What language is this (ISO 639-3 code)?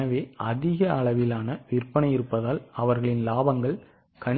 tam